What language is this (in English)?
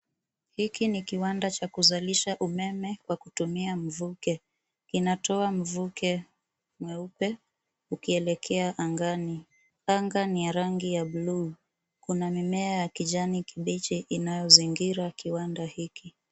Swahili